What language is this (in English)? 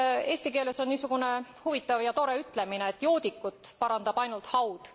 Estonian